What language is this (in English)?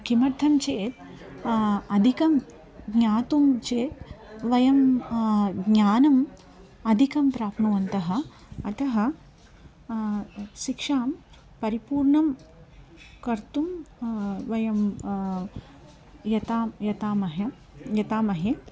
Sanskrit